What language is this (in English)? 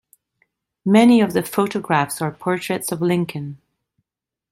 English